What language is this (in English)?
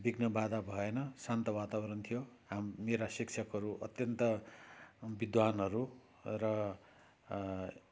Nepali